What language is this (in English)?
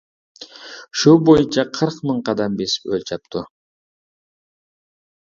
Uyghur